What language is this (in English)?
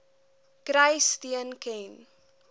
Afrikaans